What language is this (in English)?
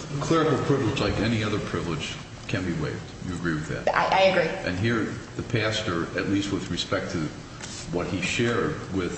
English